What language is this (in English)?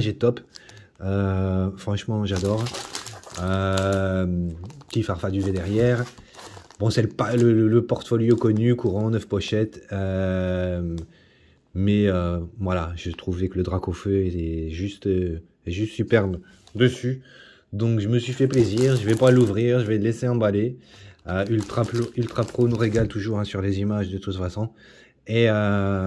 French